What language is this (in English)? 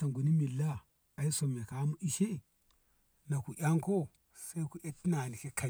Ngamo